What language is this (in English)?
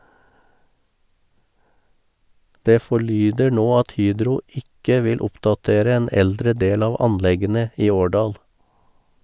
Norwegian